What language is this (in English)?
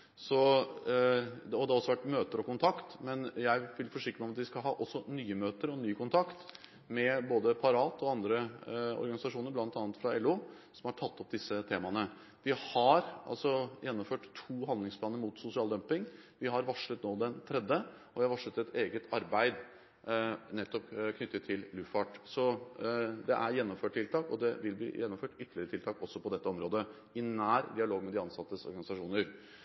Norwegian Bokmål